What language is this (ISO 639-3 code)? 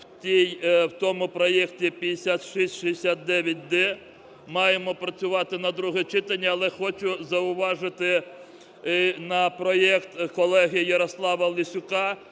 ukr